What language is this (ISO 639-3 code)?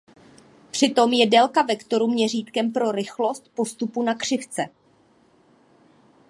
ces